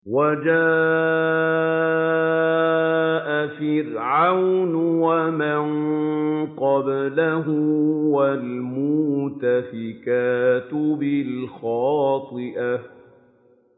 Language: Arabic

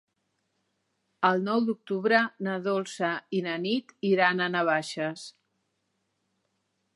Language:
Catalan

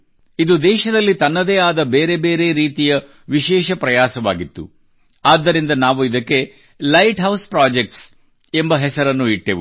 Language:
Kannada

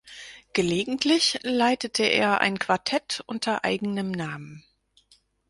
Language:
German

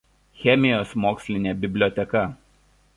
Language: Lithuanian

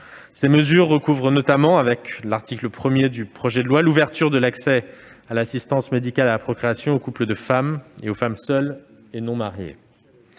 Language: French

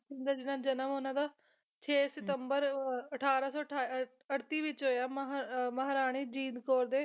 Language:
Punjabi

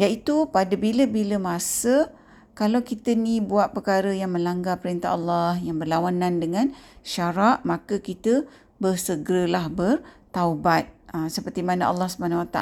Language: Malay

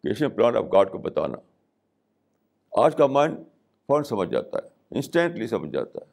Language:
Urdu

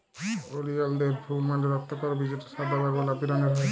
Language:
Bangla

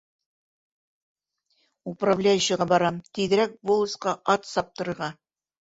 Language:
Bashkir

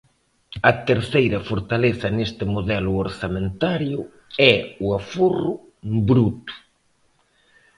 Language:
Galician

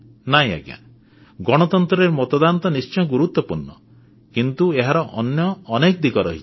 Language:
Odia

